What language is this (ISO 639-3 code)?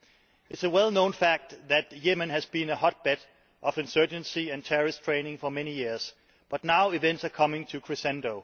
eng